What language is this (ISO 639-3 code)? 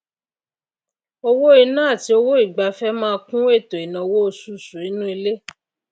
yor